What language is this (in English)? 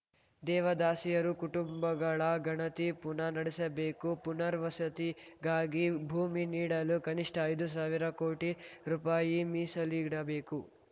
Kannada